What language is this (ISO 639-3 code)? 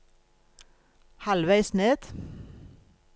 nor